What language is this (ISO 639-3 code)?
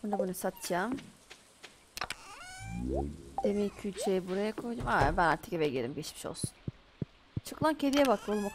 tur